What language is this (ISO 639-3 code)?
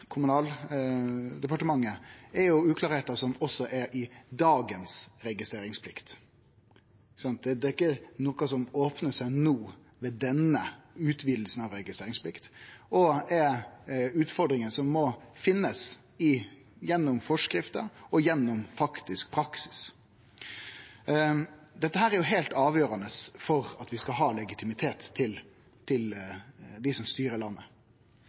nno